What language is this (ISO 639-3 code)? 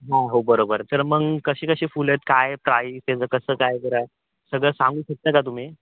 mar